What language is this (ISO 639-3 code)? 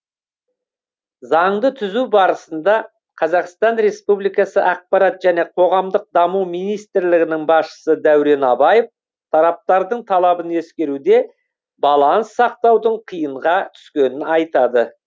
kaz